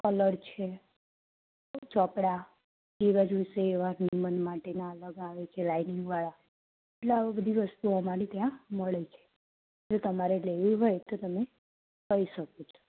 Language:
Gujarati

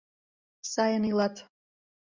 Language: Mari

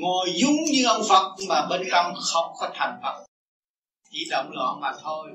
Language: Vietnamese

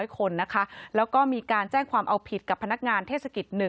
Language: Thai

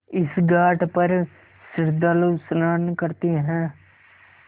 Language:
Hindi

